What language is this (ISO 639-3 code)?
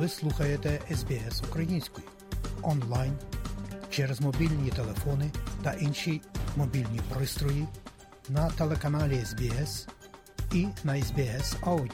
ukr